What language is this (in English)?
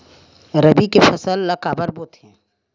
Chhattisgarhi